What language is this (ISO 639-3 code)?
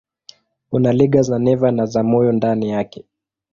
swa